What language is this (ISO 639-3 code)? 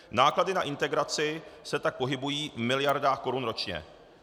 ces